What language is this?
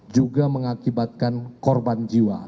Indonesian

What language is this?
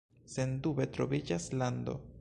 Esperanto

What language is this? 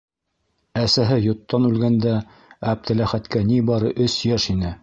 Bashkir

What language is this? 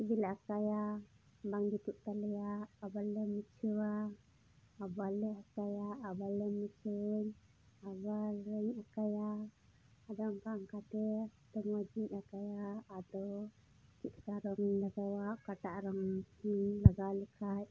Santali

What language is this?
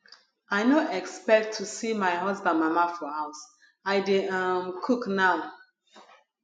Nigerian Pidgin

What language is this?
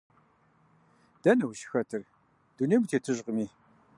Kabardian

